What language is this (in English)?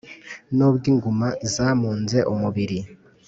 Kinyarwanda